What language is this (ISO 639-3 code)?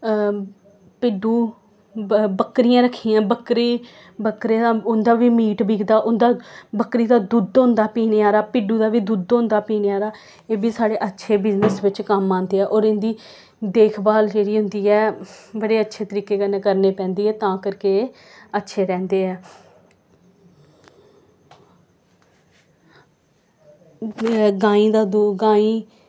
doi